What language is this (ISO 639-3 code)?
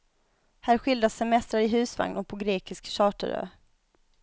swe